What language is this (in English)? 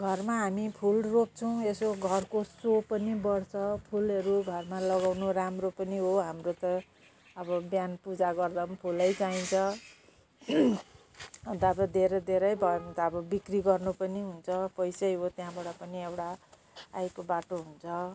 Nepali